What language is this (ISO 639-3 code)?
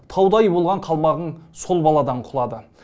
kaz